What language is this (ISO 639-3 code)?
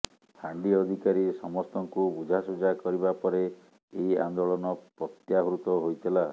ori